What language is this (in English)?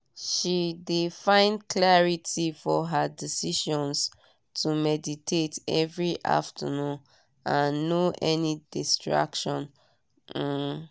Nigerian Pidgin